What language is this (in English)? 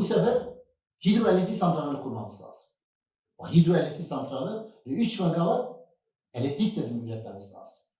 Turkish